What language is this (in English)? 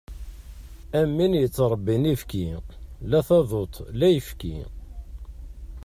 Kabyle